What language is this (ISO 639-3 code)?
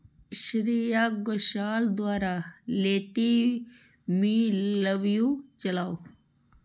doi